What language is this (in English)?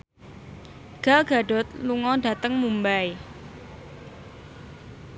Javanese